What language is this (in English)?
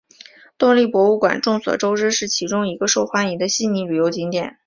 Chinese